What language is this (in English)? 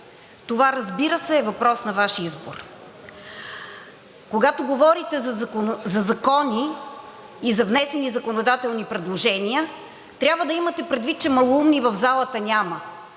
Bulgarian